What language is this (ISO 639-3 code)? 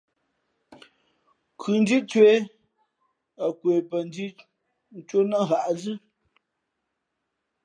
fmp